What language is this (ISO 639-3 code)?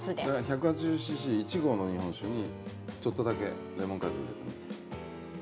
jpn